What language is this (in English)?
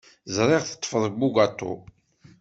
Kabyle